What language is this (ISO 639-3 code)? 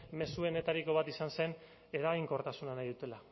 eus